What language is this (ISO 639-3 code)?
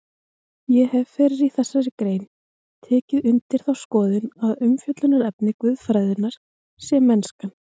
isl